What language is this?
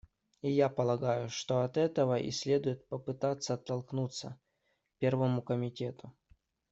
Russian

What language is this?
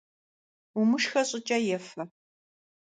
Kabardian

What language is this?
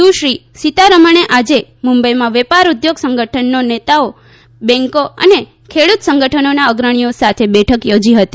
Gujarati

